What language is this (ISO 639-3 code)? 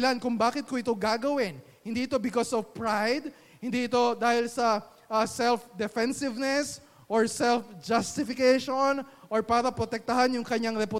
fil